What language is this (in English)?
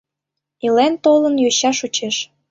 Mari